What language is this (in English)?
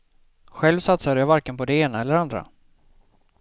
Swedish